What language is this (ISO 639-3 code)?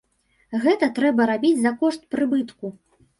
bel